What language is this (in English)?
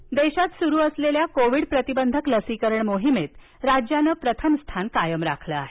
Marathi